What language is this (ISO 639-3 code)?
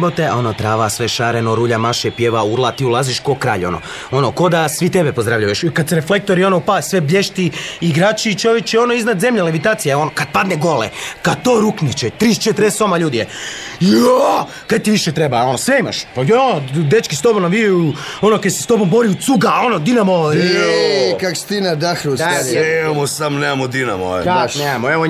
hrv